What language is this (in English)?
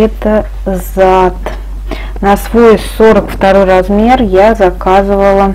Russian